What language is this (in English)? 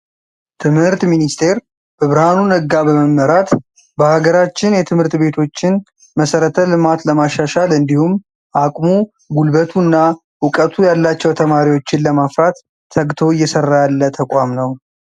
Amharic